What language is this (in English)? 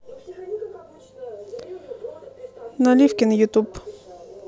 Russian